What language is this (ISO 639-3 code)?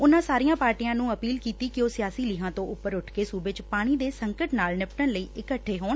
pan